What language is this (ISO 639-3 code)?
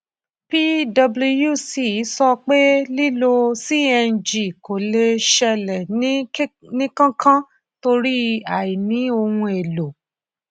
yor